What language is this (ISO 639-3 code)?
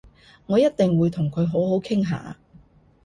yue